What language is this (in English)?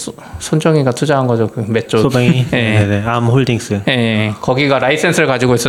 Korean